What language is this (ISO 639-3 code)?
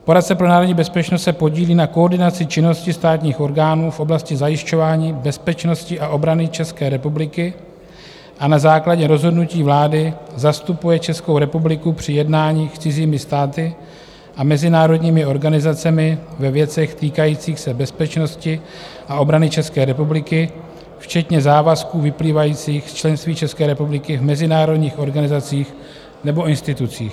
ces